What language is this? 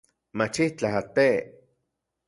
Central Puebla Nahuatl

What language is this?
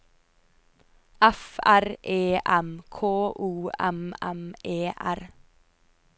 Norwegian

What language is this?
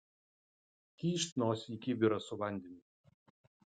Lithuanian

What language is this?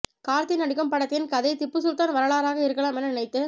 Tamil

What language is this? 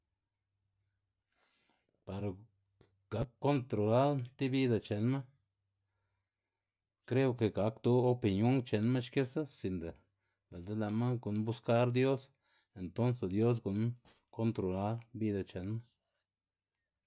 Xanaguía Zapotec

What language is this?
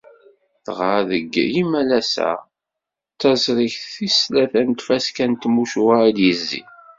Kabyle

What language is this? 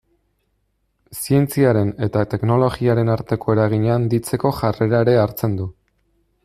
Basque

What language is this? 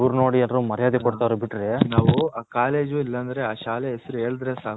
Kannada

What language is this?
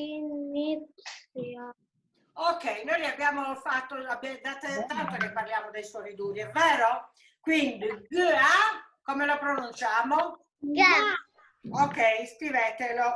Italian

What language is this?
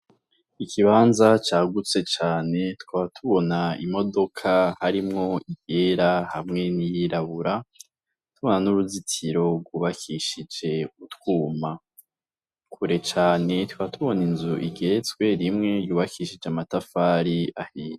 Rundi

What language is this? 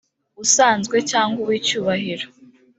Kinyarwanda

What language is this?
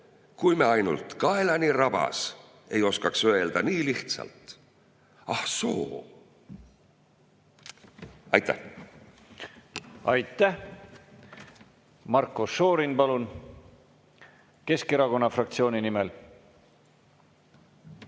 Estonian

